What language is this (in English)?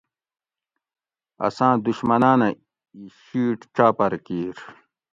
Gawri